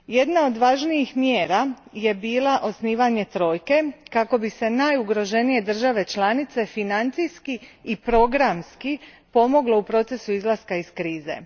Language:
Croatian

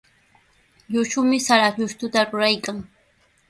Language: Sihuas Ancash Quechua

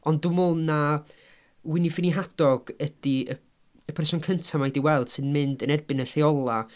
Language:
Welsh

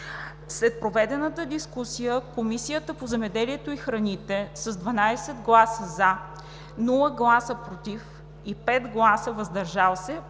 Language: Bulgarian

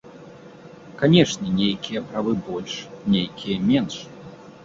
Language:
Belarusian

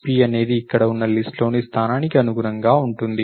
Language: Telugu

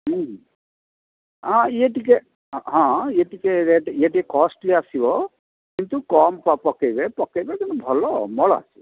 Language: Odia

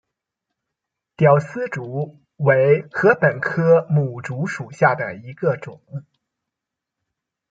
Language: Chinese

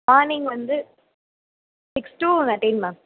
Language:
Tamil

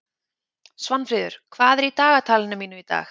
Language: Icelandic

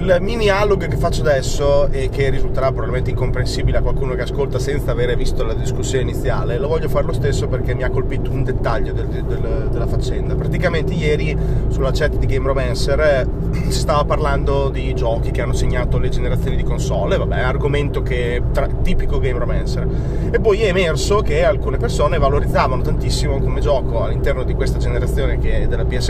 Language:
Italian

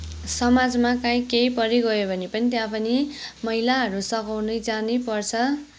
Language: Nepali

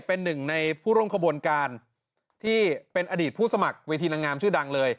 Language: Thai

